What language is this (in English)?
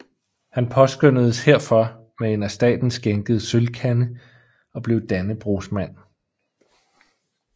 Danish